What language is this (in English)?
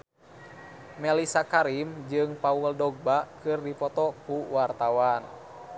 Sundanese